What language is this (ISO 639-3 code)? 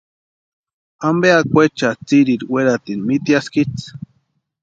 pua